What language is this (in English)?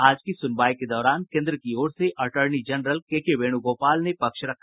Hindi